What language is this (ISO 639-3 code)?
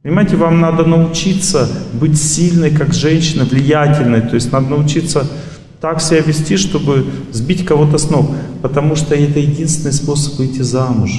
rus